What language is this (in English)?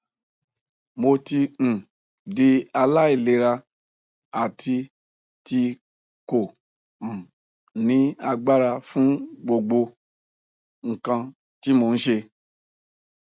Yoruba